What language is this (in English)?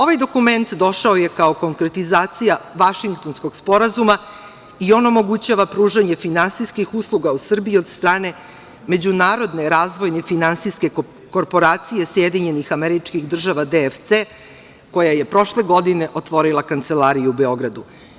Serbian